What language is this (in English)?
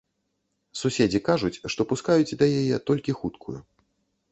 Belarusian